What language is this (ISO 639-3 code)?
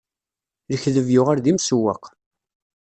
kab